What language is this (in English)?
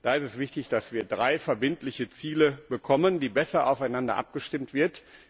German